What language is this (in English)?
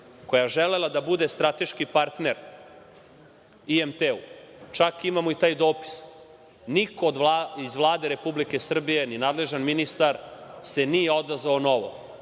Serbian